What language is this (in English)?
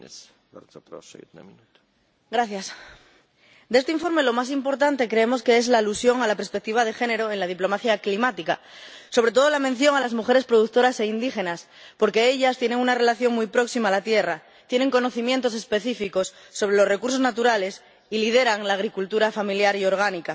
Spanish